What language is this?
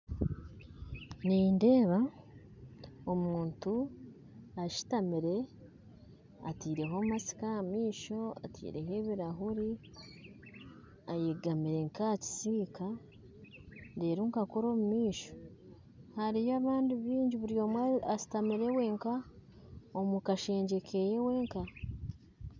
Nyankole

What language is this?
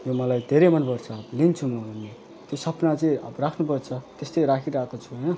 Nepali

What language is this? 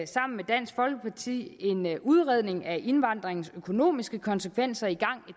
Danish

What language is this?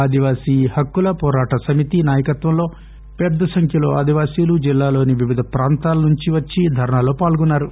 Telugu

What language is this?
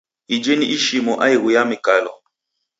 Taita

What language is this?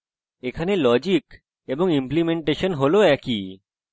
Bangla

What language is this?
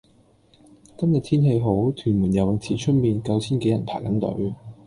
Cantonese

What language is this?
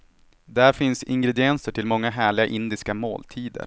Swedish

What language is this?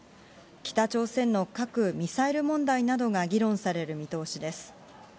Japanese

